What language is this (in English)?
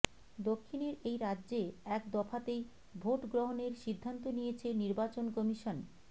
Bangla